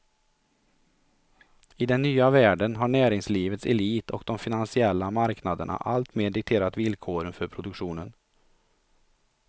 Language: Swedish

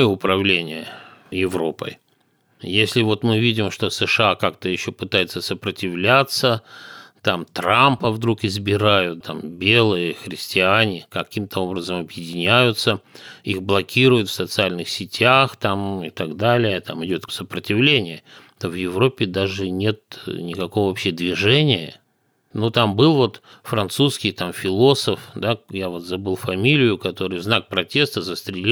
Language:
Russian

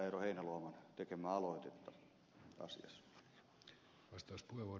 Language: Finnish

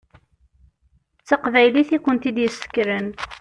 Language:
Kabyle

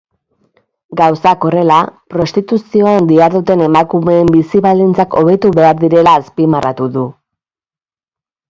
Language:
Basque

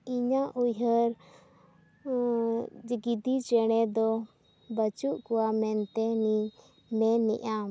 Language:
Santali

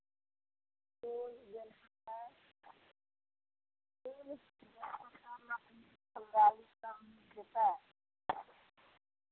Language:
Maithili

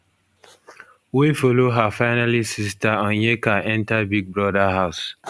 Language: Nigerian Pidgin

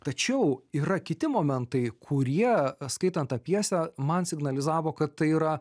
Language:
Lithuanian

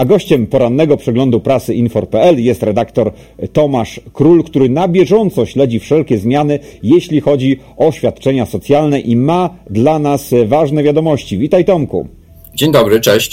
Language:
Polish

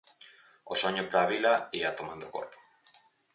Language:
Galician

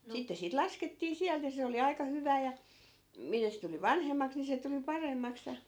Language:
Finnish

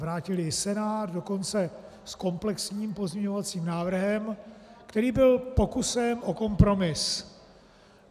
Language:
Czech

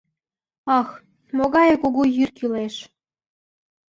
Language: Mari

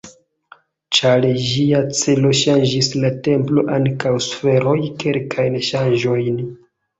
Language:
Esperanto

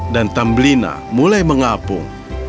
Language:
Indonesian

